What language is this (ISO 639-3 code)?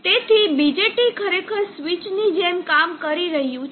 guj